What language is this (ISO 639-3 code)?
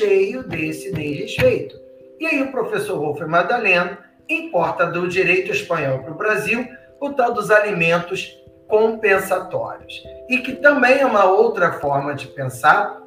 por